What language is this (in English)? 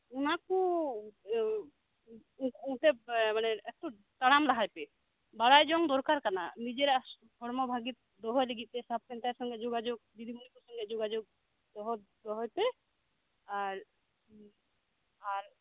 Santali